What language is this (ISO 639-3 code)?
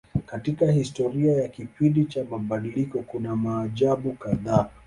swa